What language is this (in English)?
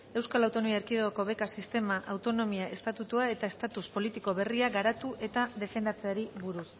Basque